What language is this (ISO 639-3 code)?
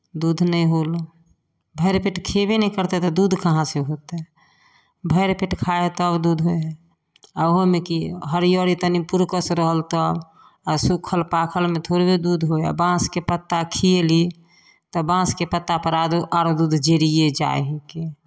mai